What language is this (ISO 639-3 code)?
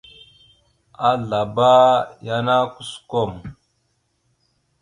mxu